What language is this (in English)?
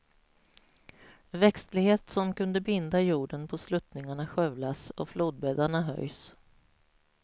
Swedish